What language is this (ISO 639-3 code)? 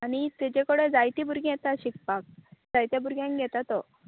kok